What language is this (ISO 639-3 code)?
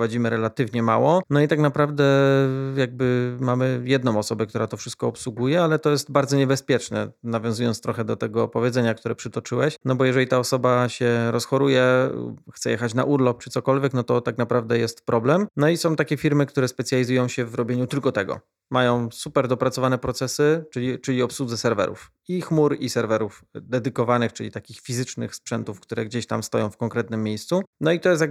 pol